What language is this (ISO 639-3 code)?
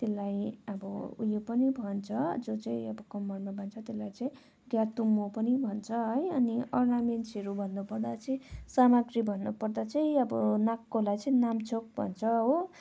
nep